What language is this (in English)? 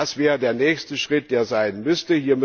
German